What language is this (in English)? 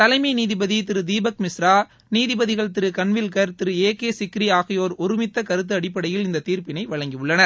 Tamil